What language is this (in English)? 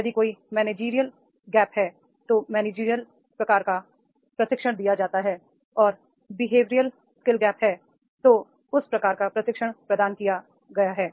Hindi